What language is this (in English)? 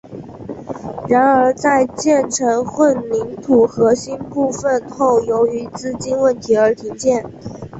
Chinese